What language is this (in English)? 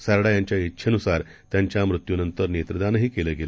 Marathi